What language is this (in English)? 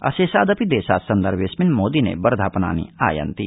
Sanskrit